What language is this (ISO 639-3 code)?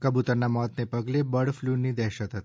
guj